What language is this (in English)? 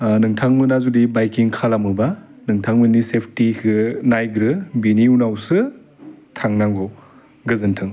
Bodo